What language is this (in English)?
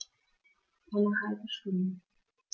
German